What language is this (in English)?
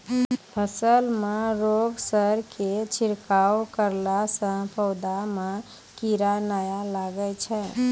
Maithili